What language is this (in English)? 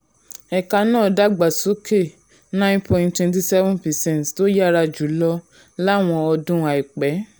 Yoruba